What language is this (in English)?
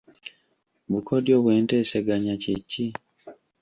Ganda